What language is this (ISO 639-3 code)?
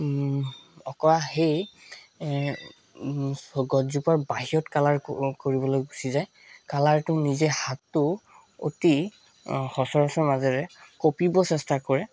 asm